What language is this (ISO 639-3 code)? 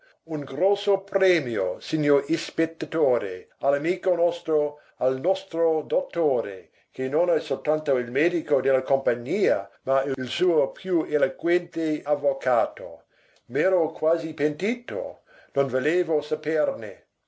ita